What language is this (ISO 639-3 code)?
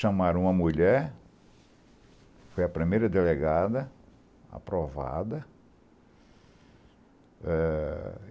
por